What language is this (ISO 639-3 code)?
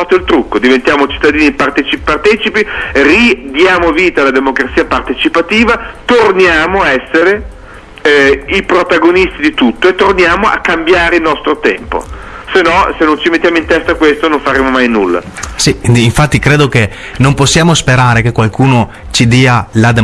ita